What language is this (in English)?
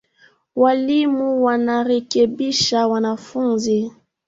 Swahili